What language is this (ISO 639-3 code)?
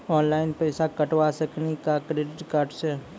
mai